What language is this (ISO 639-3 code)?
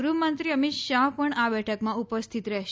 guj